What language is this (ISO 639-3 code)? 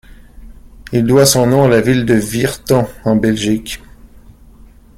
fra